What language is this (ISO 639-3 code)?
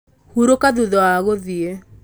kik